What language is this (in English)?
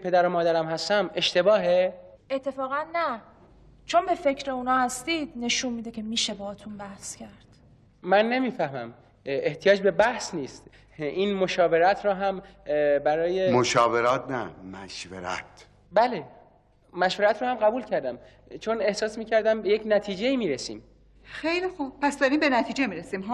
Persian